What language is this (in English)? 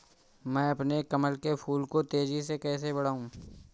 Hindi